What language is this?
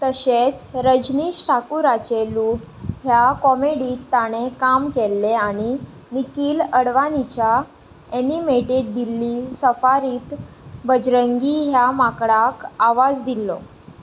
Konkani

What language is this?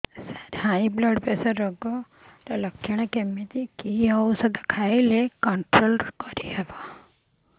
Odia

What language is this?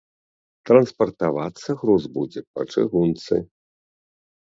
Belarusian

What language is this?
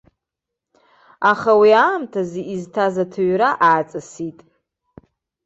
Abkhazian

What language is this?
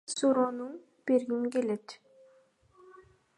Kyrgyz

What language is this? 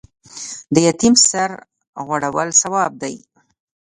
Pashto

